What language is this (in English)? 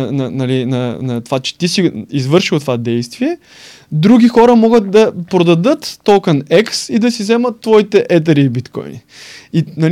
Bulgarian